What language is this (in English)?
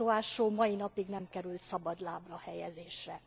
Hungarian